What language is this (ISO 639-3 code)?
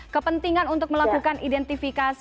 ind